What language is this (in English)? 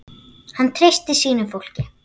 Icelandic